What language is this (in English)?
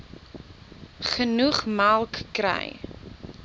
Afrikaans